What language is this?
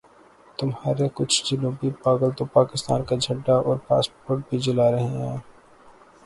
Urdu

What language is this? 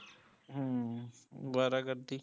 Punjabi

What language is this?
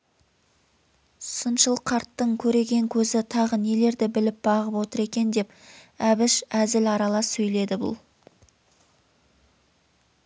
Kazakh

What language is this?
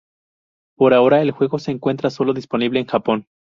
Spanish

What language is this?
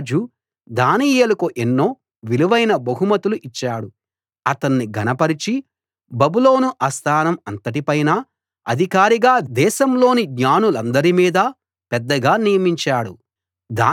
Telugu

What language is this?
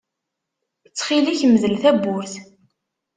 Kabyle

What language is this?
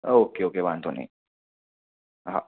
Gujarati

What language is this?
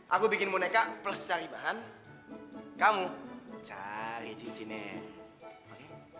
Indonesian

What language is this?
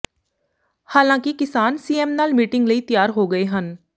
Punjabi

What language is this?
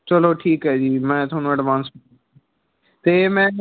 Punjabi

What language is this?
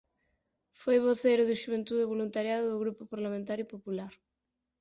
Galician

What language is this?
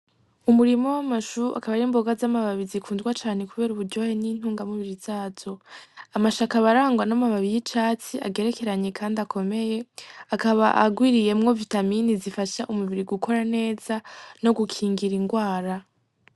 Rundi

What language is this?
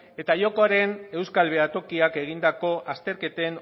Basque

